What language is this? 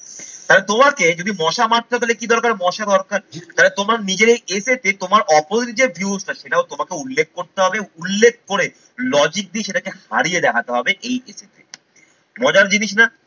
Bangla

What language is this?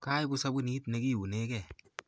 Kalenjin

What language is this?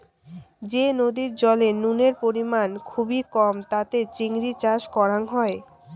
Bangla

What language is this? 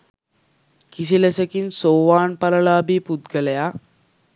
Sinhala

